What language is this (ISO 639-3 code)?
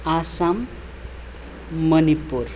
nep